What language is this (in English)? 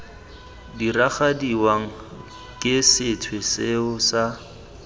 Tswana